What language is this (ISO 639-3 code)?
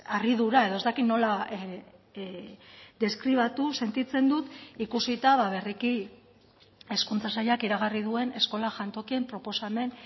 eus